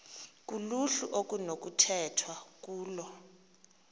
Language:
Xhosa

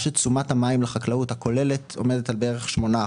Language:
Hebrew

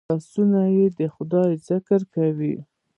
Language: Pashto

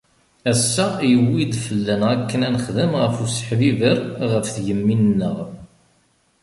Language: Kabyle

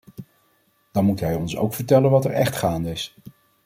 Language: Dutch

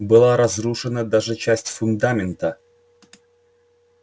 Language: Russian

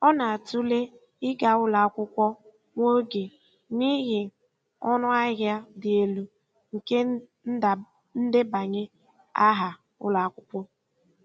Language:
Igbo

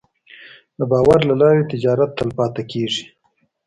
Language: Pashto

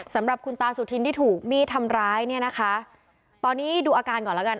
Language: Thai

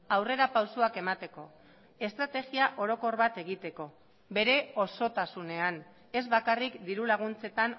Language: Basque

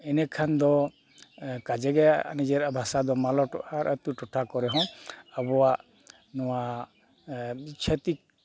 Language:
Santali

